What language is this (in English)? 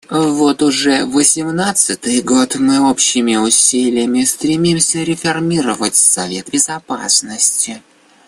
Russian